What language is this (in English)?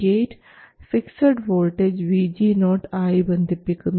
Malayalam